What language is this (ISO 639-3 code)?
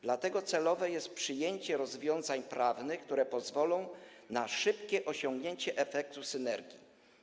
pol